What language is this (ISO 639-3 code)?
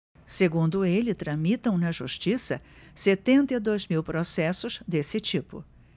por